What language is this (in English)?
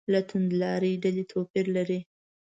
Pashto